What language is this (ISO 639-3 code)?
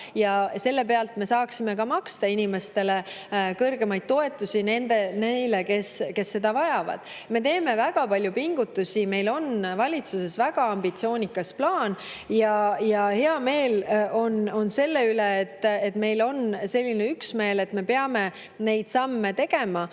est